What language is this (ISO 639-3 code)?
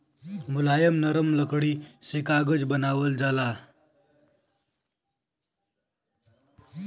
bho